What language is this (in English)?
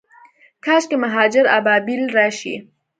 Pashto